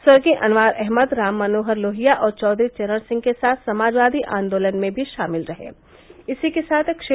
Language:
Hindi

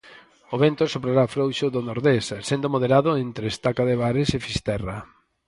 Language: Galician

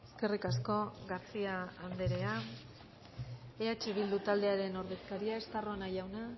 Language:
Basque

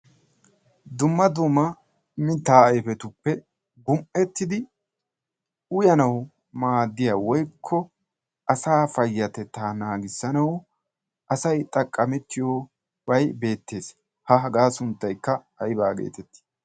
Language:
Wolaytta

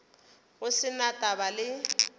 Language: Northern Sotho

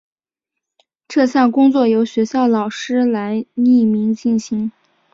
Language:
Chinese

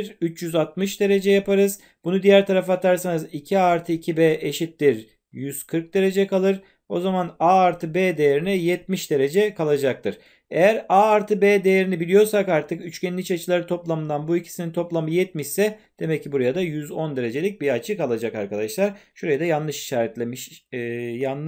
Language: Turkish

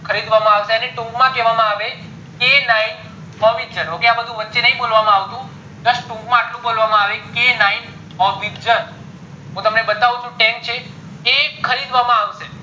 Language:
Gujarati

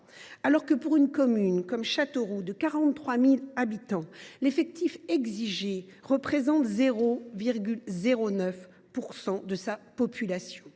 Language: French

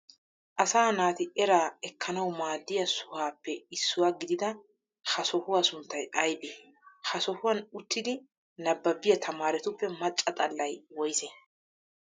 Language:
Wolaytta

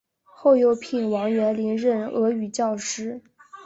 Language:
Chinese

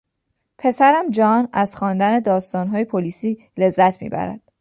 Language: Persian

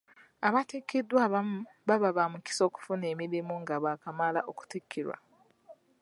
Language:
Ganda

